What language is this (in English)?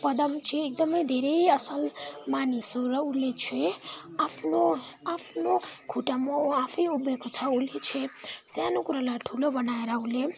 Nepali